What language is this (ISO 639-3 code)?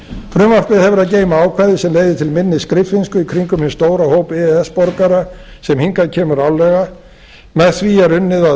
isl